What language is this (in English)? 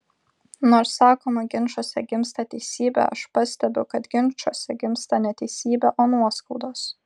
Lithuanian